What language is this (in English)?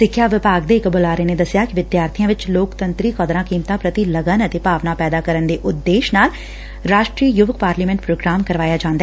Punjabi